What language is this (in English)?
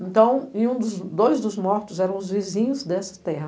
Portuguese